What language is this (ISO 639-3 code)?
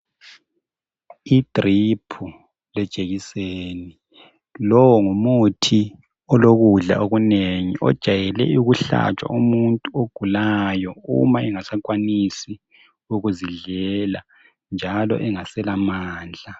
nde